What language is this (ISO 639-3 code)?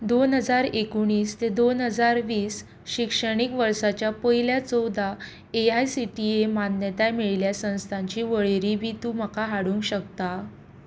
kok